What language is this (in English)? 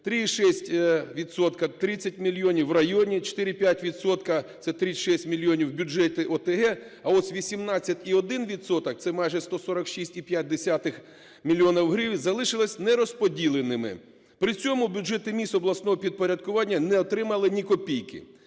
Ukrainian